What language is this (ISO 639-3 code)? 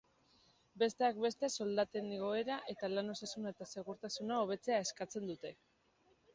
eus